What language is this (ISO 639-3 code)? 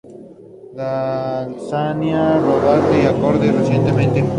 spa